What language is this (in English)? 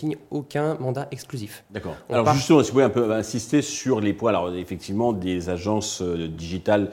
French